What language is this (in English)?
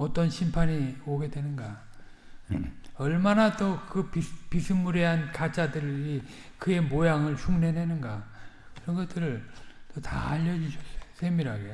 Korean